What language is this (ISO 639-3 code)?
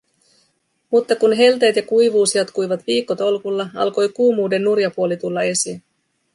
fin